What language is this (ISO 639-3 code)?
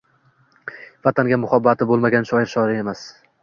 uzb